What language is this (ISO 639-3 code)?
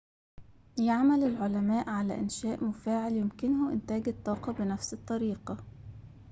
ara